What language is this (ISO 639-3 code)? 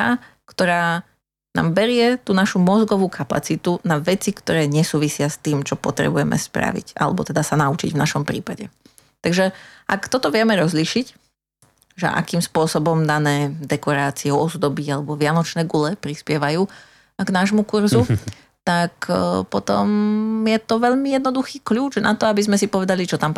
slk